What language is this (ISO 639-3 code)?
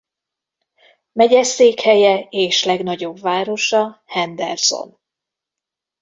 hun